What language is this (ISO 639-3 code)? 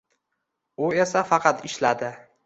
uzb